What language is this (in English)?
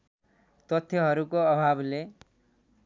Nepali